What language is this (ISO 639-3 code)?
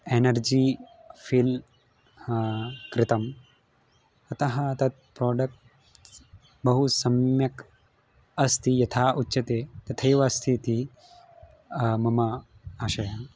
san